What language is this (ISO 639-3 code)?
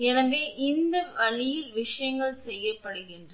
tam